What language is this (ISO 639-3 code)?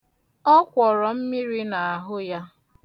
ibo